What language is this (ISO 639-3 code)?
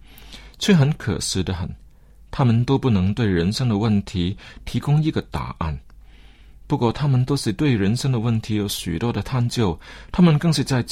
zho